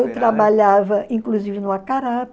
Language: Portuguese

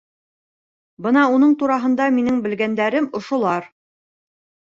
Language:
Bashkir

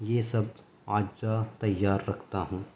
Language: Urdu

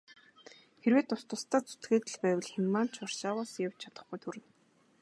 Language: Mongolian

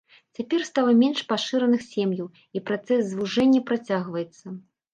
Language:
Belarusian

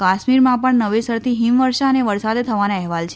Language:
Gujarati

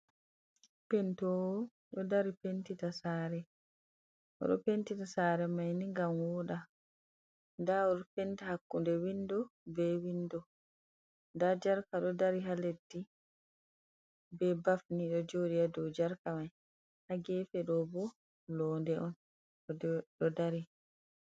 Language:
Fula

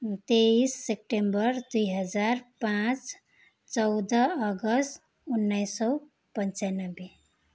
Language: Nepali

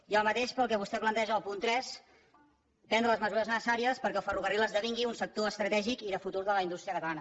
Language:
Catalan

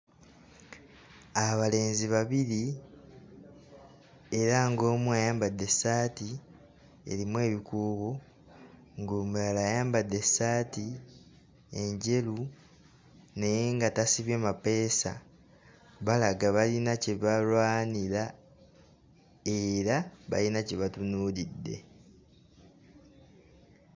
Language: Ganda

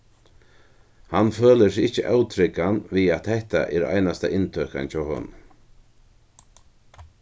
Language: Faroese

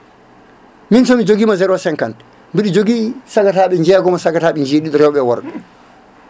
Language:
Fula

